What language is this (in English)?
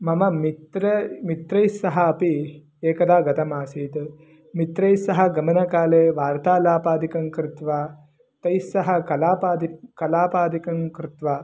Sanskrit